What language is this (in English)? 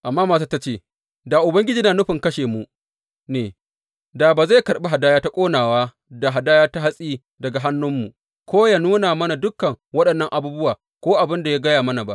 Hausa